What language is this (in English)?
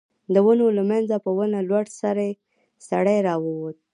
Pashto